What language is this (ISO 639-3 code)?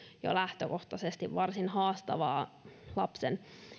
fin